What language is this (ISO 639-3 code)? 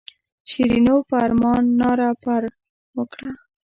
pus